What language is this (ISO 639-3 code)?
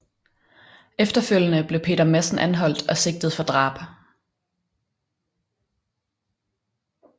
dan